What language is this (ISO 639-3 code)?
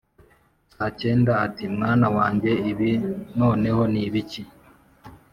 kin